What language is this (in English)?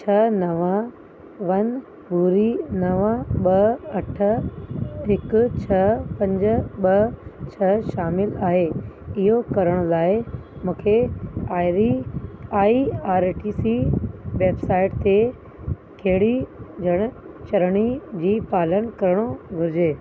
Sindhi